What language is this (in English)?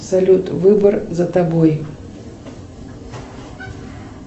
Russian